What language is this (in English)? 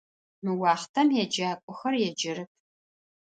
Adyghe